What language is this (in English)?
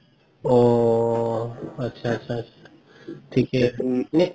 Assamese